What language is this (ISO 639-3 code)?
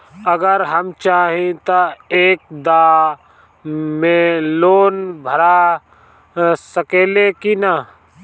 bho